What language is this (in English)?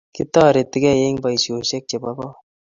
Kalenjin